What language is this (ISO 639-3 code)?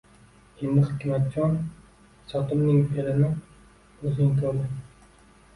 uzb